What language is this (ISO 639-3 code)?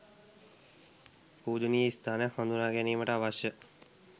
sin